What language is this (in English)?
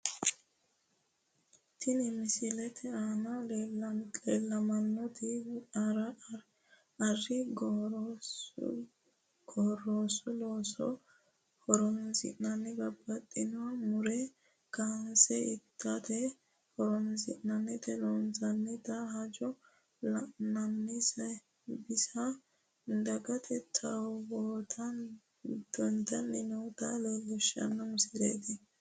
Sidamo